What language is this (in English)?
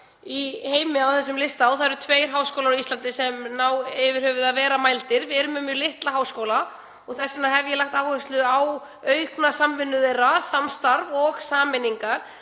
Icelandic